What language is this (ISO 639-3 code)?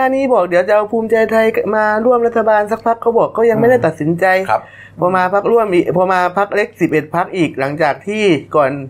tha